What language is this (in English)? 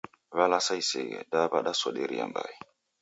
Taita